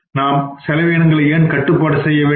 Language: Tamil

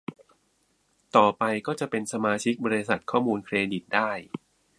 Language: Thai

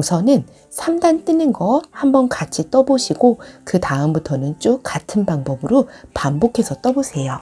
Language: Korean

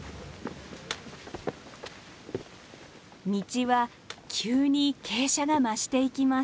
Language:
Japanese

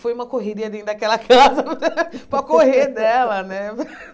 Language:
Portuguese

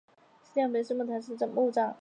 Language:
Chinese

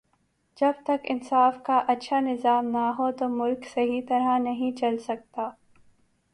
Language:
Urdu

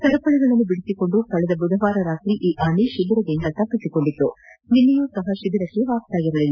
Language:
Kannada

